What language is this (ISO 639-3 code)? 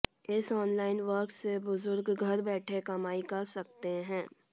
hin